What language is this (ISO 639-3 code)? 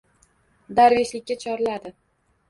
uzb